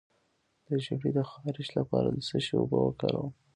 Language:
Pashto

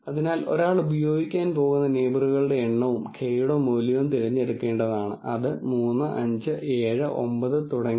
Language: Malayalam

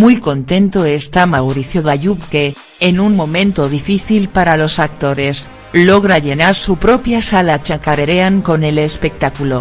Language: Spanish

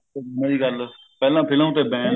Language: Punjabi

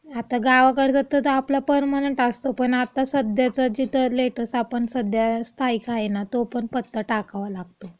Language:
Marathi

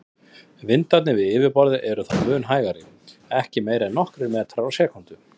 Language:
Icelandic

